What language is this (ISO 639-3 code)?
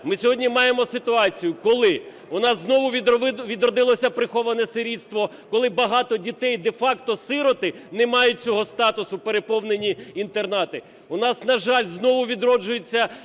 ukr